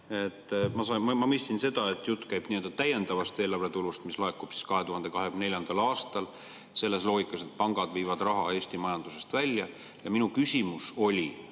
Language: Estonian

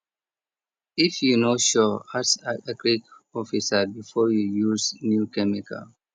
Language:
Nigerian Pidgin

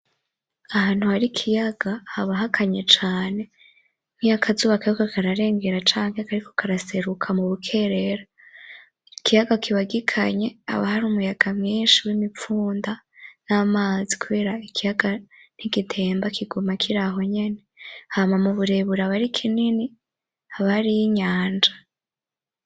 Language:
Rundi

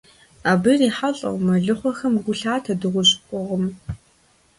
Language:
Kabardian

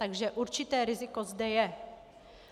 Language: Czech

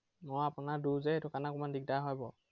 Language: Assamese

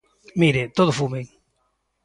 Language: Galician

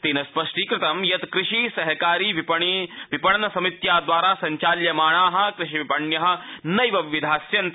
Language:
Sanskrit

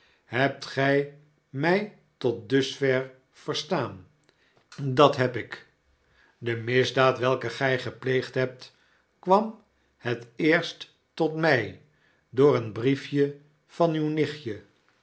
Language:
Dutch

